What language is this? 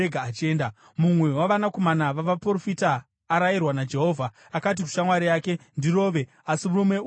Shona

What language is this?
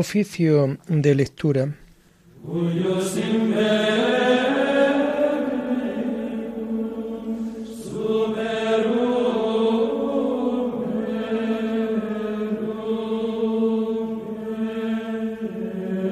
Spanish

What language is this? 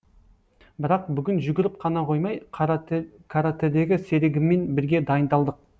Kazakh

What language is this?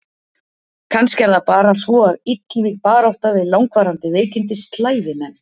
Icelandic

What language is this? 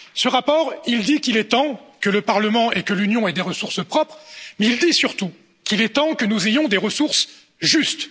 French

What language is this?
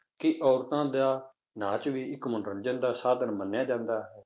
Punjabi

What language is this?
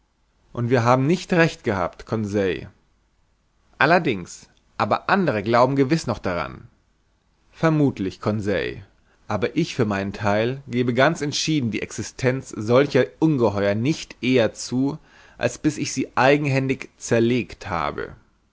German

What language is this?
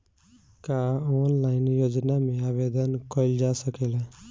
Bhojpuri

